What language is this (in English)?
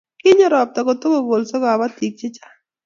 Kalenjin